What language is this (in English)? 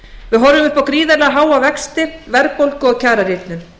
Icelandic